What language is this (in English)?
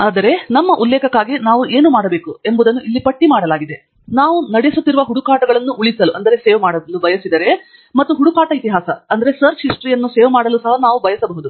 Kannada